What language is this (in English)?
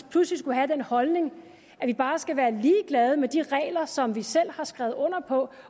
Danish